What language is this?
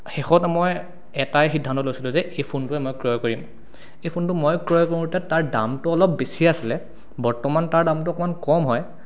Assamese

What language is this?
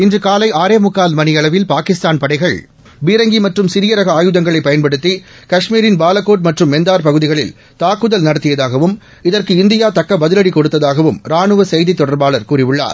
Tamil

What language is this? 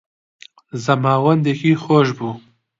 Central Kurdish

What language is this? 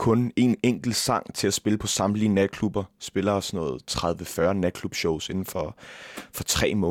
Danish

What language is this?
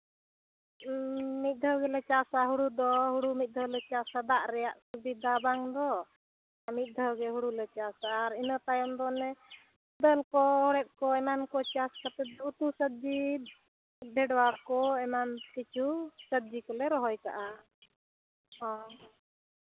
Santali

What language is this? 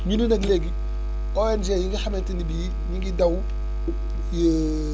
Wolof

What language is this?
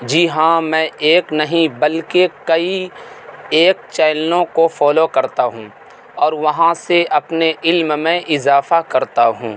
Urdu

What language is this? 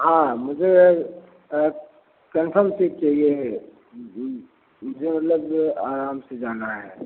Hindi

